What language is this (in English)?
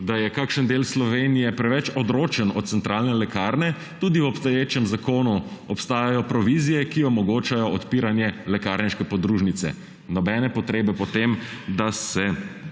Slovenian